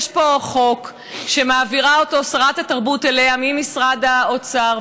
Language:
Hebrew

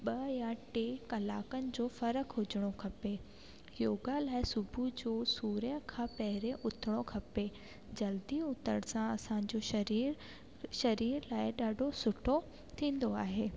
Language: Sindhi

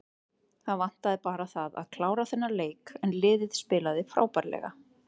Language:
Icelandic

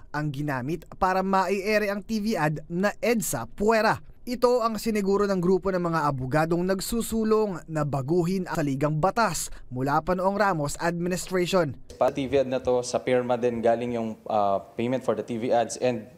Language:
Filipino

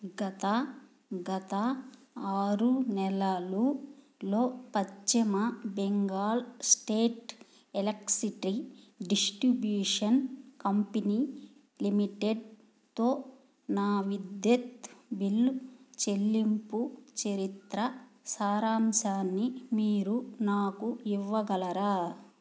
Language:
Telugu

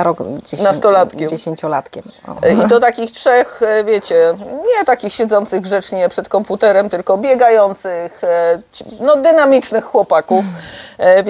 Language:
Polish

